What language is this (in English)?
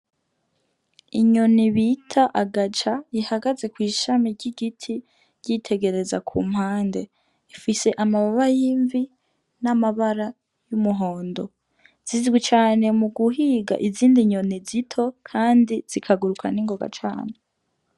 Rundi